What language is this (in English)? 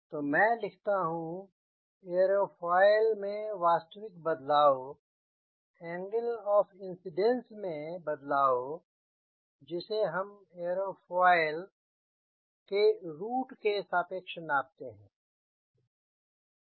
Hindi